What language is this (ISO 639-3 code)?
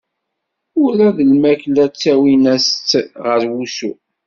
kab